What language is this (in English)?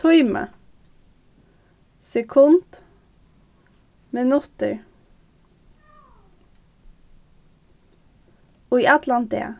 Faroese